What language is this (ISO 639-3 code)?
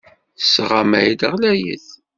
kab